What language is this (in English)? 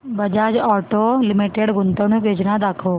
Marathi